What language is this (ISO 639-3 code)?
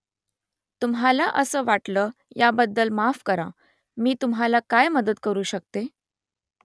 mar